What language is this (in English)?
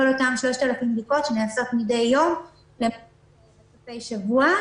Hebrew